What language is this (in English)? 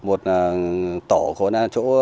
Vietnamese